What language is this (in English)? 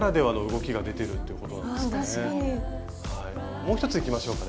Japanese